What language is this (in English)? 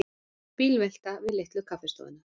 Icelandic